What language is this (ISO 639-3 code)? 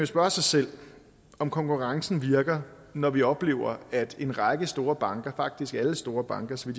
dan